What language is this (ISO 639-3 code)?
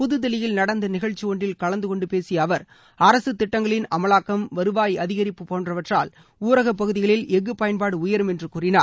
tam